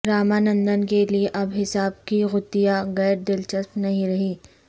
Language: Urdu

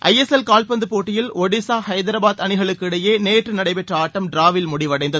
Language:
Tamil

